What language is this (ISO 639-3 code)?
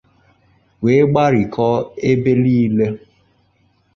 ibo